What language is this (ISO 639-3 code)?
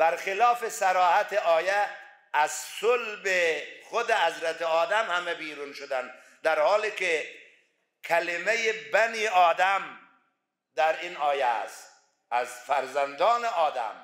fas